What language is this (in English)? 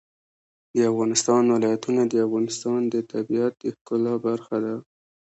Pashto